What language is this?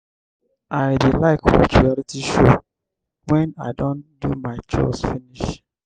Nigerian Pidgin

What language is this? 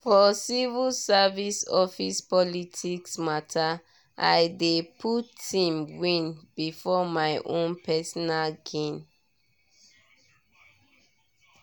Nigerian Pidgin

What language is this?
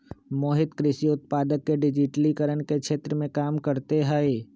Magahi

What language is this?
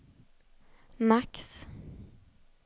Swedish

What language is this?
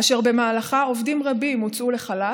Hebrew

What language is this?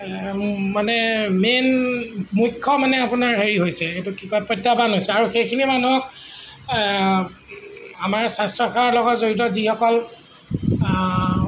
Assamese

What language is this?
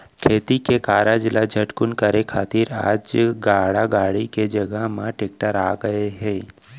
Chhattisgarhi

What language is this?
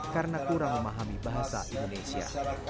Indonesian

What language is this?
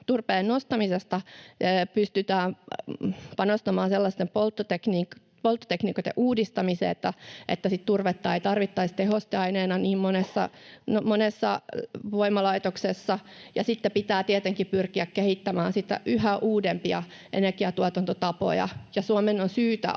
Finnish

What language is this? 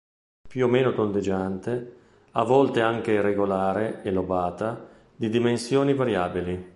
Italian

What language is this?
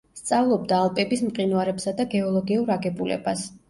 Georgian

